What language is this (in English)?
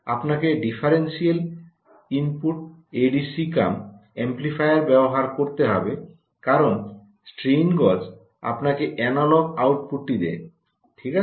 Bangla